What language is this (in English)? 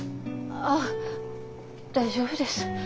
Japanese